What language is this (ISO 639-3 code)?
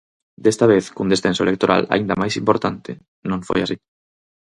glg